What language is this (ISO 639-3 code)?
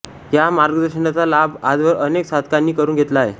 mar